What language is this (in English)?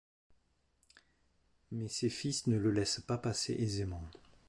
French